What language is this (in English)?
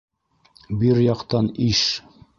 Bashkir